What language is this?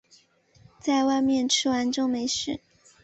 Chinese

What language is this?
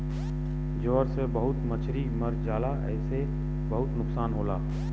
Bhojpuri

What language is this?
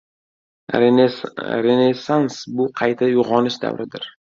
Uzbek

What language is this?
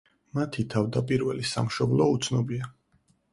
Georgian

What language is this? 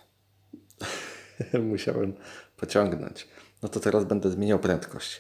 Polish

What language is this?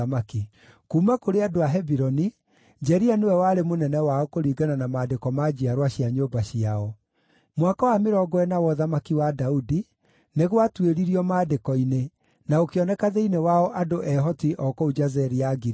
Kikuyu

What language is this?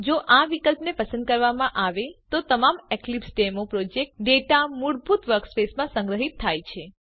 Gujarati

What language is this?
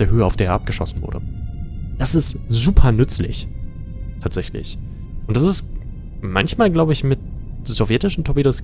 German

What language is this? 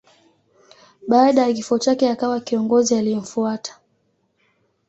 Swahili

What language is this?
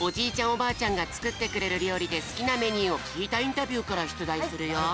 Japanese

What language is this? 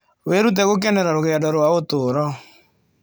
Kikuyu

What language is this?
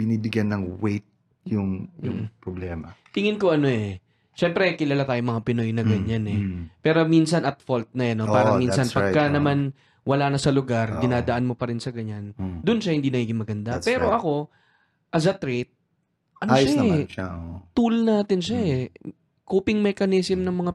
Filipino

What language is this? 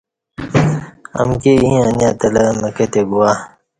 Kati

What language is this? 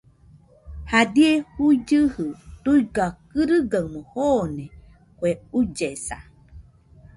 Nüpode Huitoto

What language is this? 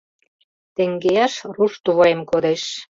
Mari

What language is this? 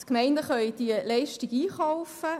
Swiss German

